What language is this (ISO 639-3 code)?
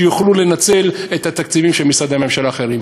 heb